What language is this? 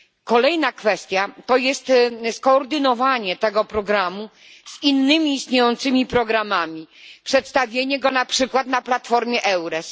Polish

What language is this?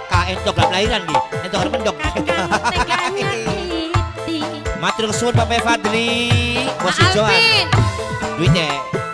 Indonesian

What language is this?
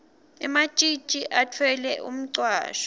Swati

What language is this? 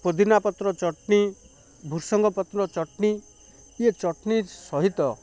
Odia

